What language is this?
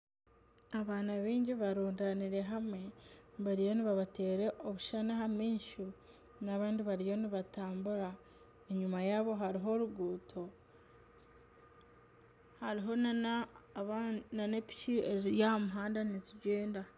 Nyankole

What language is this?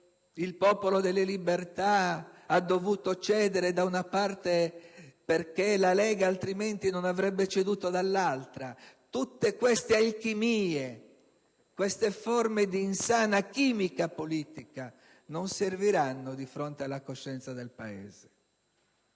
Italian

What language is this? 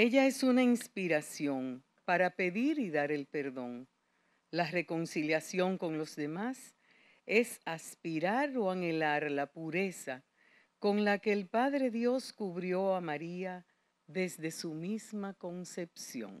Spanish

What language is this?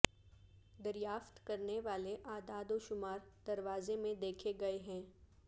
Urdu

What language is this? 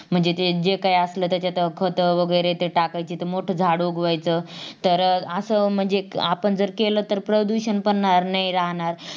Marathi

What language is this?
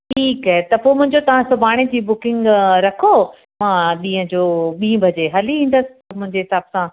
Sindhi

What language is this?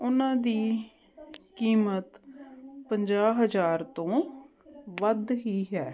Punjabi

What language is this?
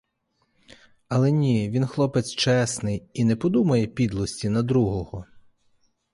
Ukrainian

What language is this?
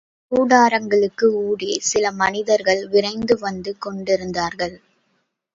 Tamil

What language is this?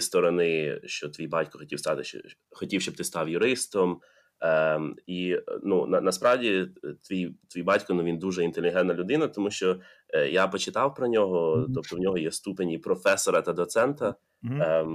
Ukrainian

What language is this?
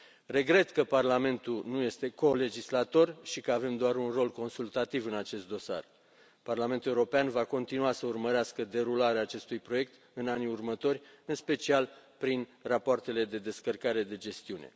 Romanian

